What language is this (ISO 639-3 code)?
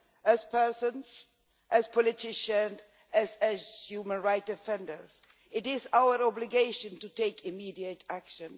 eng